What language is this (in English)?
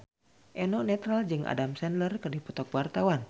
Sundanese